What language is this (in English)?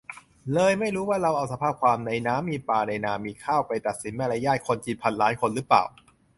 Thai